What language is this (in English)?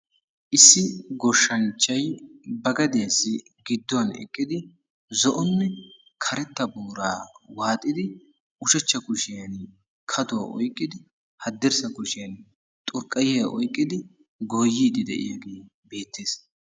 Wolaytta